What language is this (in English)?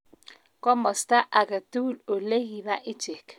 Kalenjin